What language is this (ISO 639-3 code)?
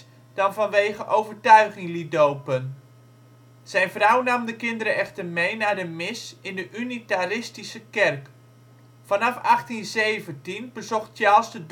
nld